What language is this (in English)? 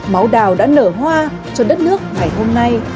Vietnamese